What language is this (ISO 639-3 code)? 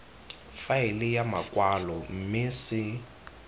tsn